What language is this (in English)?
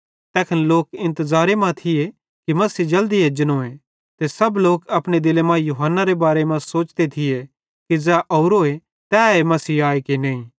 Bhadrawahi